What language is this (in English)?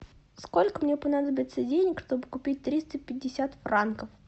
Russian